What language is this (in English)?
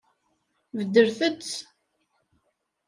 Kabyle